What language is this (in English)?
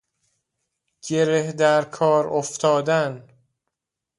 Persian